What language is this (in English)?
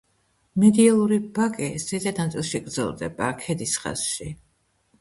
Georgian